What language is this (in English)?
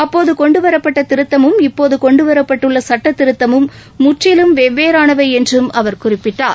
Tamil